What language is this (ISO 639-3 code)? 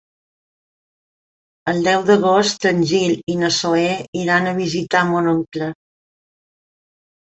cat